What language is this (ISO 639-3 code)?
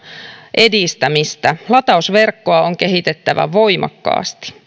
fin